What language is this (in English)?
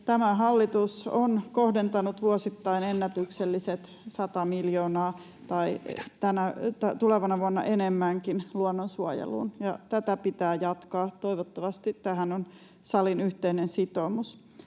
Finnish